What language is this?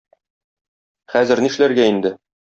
Tatar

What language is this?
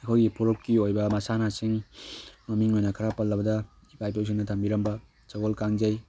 Manipuri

